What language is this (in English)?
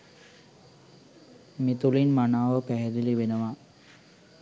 Sinhala